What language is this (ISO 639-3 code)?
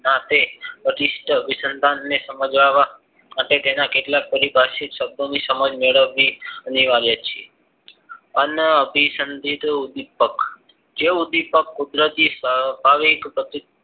guj